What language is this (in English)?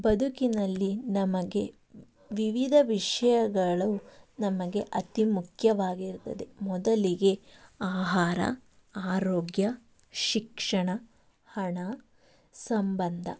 Kannada